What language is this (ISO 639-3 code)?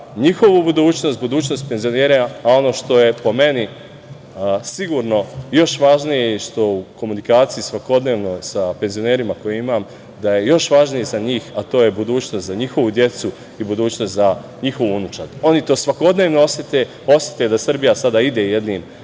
srp